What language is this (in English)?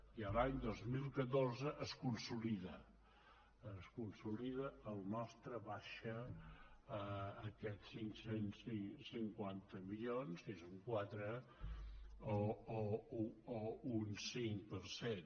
Catalan